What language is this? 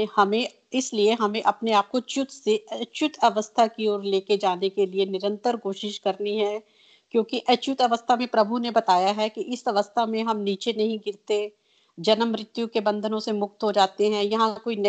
Hindi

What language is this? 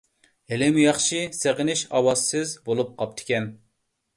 Uyghur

